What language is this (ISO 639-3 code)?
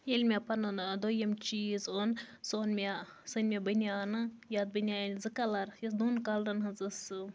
kas